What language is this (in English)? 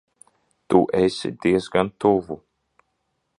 Latvian